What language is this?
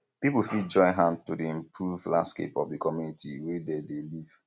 Nigerian Pidgin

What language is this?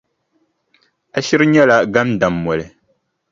Dagbani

